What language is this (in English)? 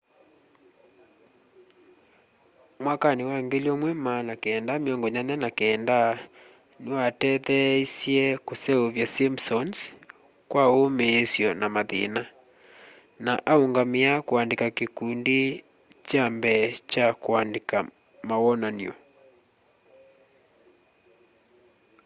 Kamba